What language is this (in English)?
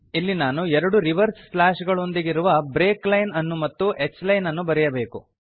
Kannada